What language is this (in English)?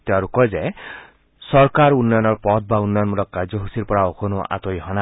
Assamese